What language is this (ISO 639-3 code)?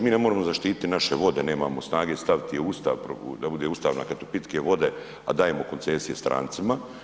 hrv